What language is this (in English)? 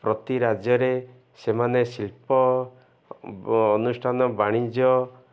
Odia